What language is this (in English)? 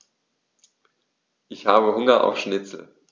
German